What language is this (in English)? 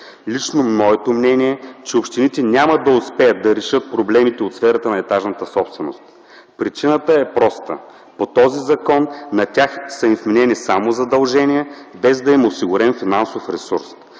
Bulgarian